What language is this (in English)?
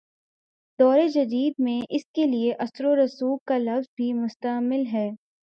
Urdu